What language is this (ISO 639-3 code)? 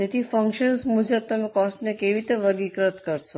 guj